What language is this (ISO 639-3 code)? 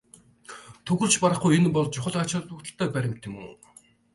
mon